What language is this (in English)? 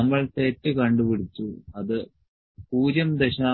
Malayalam